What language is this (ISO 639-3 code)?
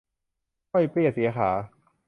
tha